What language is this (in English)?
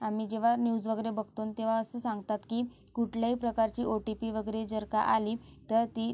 Marathi